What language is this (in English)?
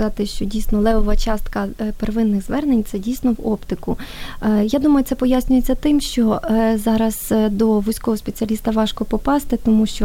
Ukrainian